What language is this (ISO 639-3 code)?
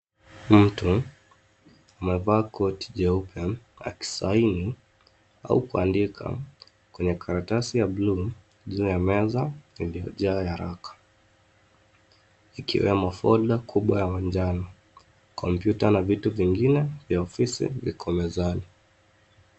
swa